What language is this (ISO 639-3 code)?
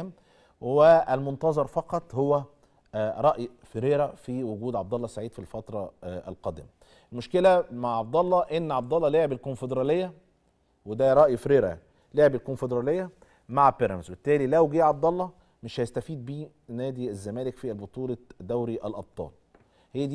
ara